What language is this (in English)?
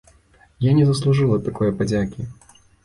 Belarusian